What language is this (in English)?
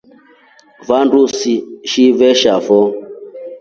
Rombo